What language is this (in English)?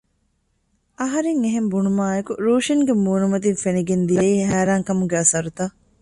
Divehi